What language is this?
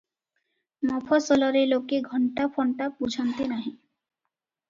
Odia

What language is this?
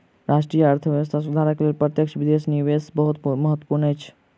Maithili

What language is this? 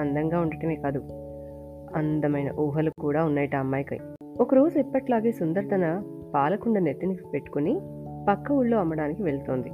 Telugu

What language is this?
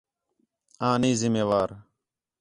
Khetrani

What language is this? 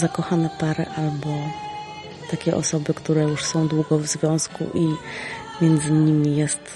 Polish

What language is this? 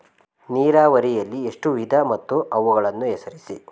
Kannada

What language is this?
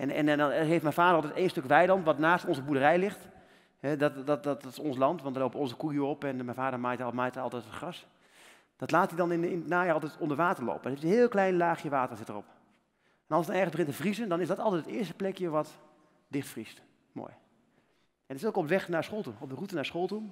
Dutch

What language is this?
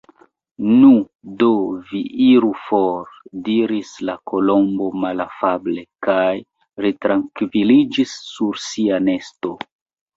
Esperanto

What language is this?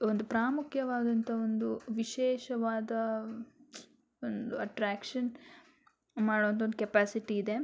Kannada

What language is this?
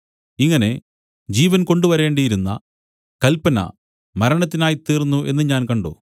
Malayalam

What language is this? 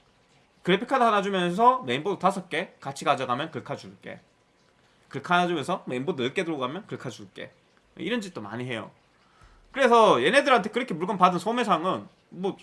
Korean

